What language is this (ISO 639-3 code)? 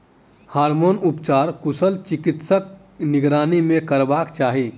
mai